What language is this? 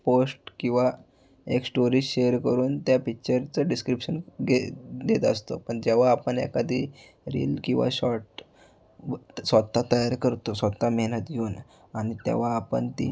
Marathi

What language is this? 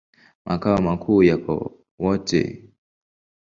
Swahili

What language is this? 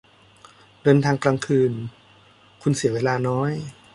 Thai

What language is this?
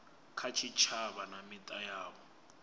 Venda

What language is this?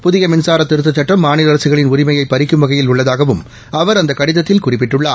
Tamil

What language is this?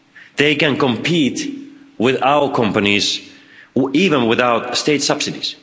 English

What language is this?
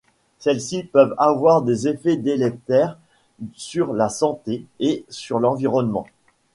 French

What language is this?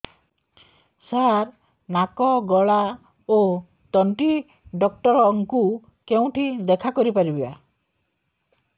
Odia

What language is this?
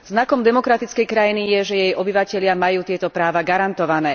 Slovak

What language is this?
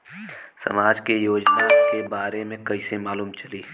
Bhojpuri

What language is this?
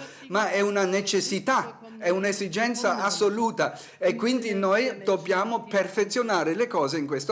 Italian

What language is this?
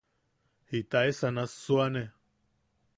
Yaqui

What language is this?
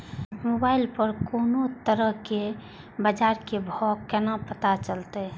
Maithili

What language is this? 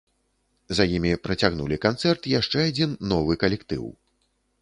Belarusian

